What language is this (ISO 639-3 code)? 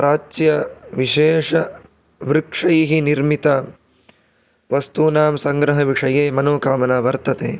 san